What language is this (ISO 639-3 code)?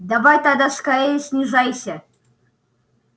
rus